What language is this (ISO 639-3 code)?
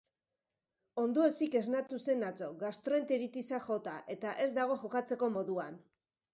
eus